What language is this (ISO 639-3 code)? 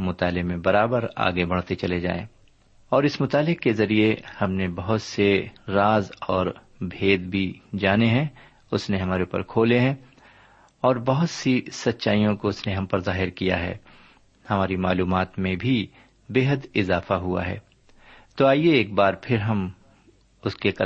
urd